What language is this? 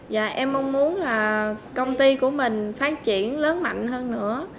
Vietnamese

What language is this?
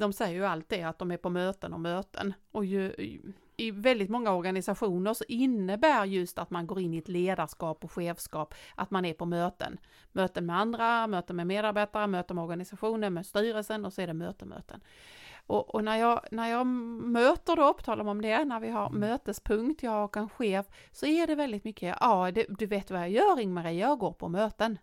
Swedish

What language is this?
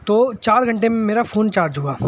Urdu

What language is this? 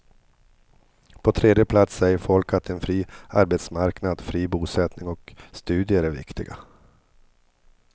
Swedish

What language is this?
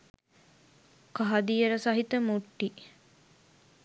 Sinhala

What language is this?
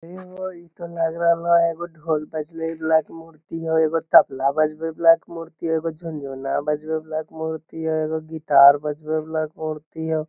Magahi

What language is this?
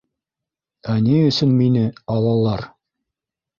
Bashkir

